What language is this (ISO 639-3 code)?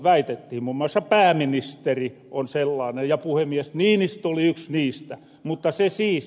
fin